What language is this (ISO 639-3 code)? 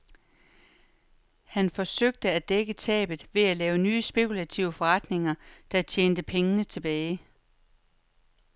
dan